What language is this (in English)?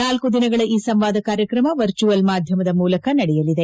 Kannada